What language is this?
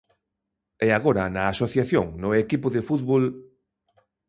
Galician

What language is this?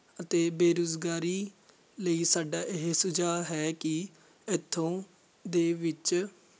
Punjabi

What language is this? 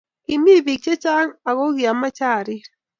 Kalenjin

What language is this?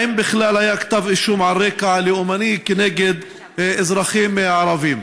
Hebrew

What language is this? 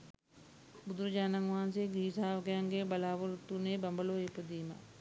Sinhala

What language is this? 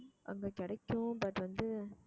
Tamil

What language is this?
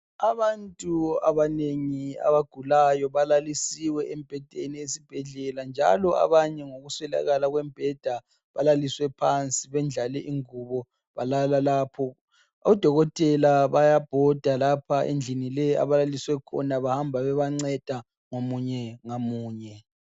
North Ndebele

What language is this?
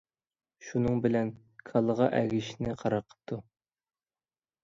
Uyghur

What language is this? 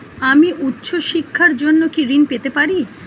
Bangla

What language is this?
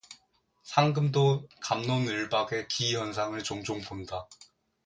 Korean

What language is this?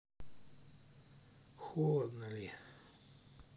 Russian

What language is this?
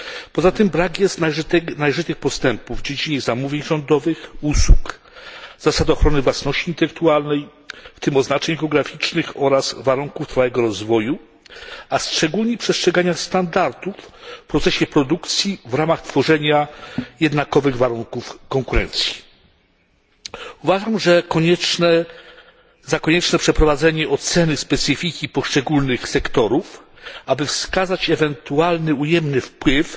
Polish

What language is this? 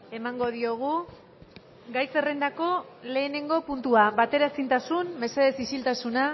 Basque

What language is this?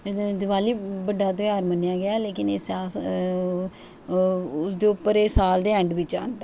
Dogri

